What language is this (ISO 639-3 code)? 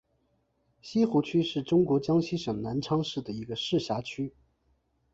zho